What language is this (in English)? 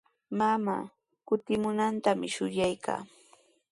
Sihuas Ancash Quechua